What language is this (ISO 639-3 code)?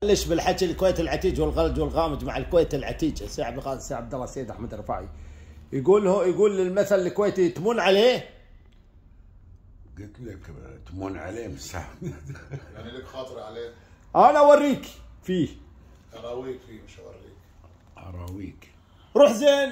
ara